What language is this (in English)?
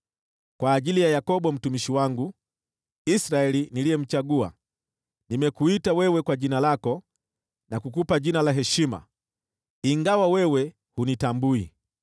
Swahili